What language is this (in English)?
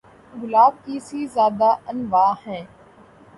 Urdu